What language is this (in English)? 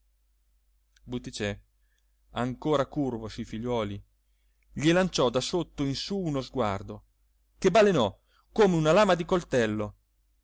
Italian